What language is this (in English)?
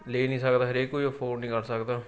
Punjabi